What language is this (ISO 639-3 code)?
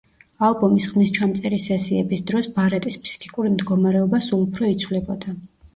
kat